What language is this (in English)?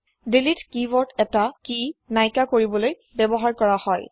Assamese